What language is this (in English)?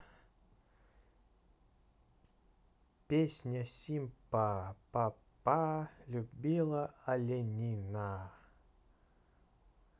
Russian